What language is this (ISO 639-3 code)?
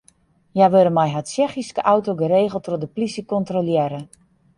fry